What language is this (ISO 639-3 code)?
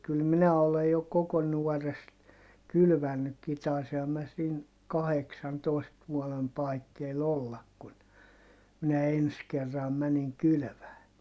fin